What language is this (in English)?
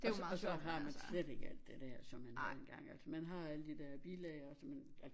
Danish